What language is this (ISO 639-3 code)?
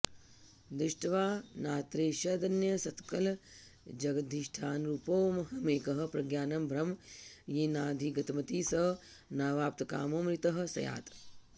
san